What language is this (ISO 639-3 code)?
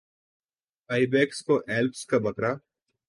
urd